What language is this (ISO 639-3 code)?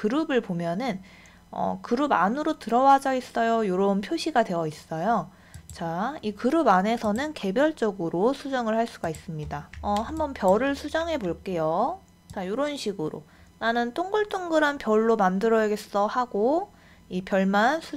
kor